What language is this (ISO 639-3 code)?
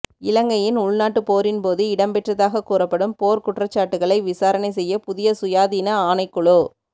tam